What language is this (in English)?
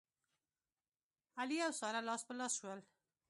Pashto